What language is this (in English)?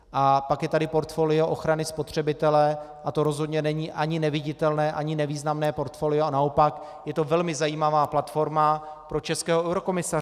Czech